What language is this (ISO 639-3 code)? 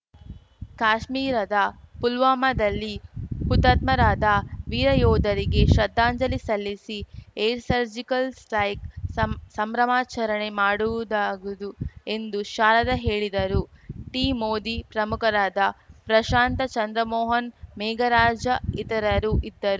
kan